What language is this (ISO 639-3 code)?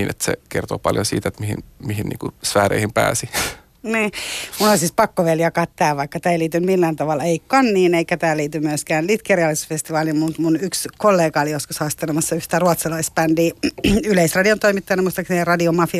fin